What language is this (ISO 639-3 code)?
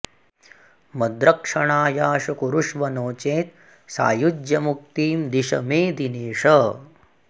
san